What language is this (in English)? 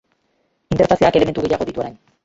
Basque